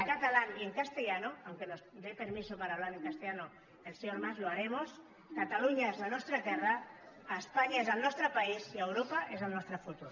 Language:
Catalan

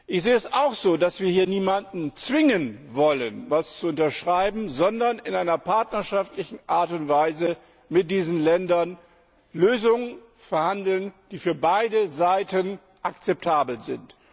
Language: German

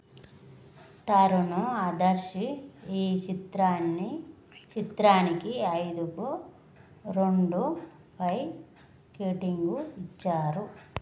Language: Telugu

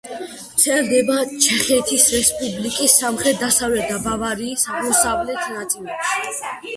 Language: Georgian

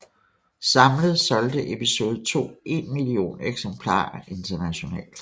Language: Danish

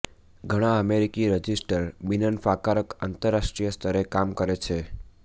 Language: Gujarati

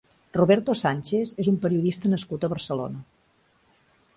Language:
Catalan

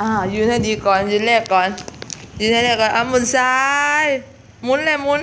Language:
Thai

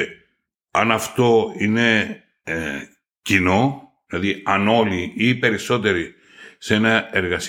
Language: Greek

